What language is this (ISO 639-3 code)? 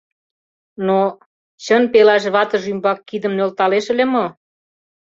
chm